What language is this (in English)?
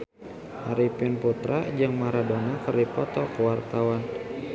Sundanese